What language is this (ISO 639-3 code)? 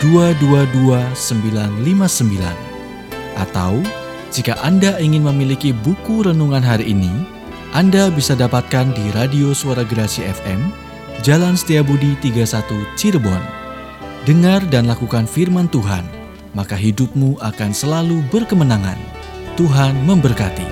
ind